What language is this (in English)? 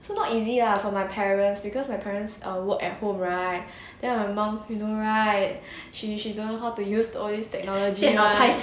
English